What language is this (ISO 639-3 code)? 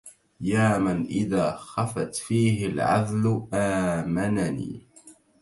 ara